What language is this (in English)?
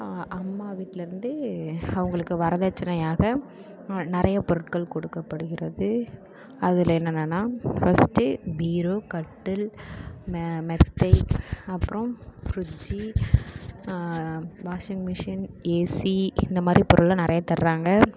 Tamil